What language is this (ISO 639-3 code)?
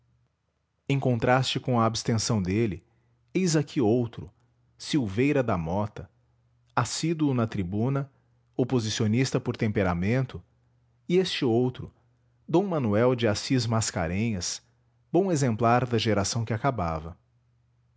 por